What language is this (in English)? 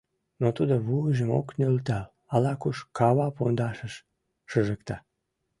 Mari